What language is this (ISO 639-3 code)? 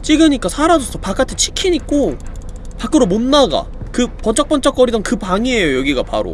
kor